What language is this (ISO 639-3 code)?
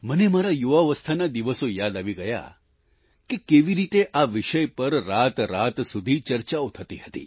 guj